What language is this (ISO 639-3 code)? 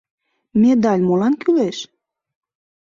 chm